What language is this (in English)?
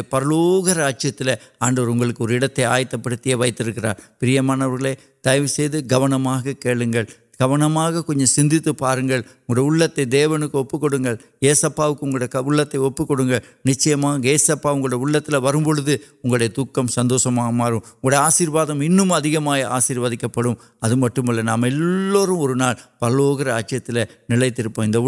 Urdu